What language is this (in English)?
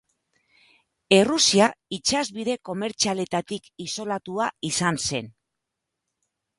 Basque